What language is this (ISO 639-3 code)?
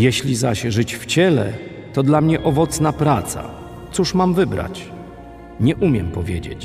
pol